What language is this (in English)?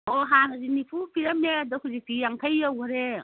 Manipuri